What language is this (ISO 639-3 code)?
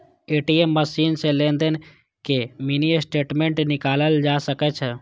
mai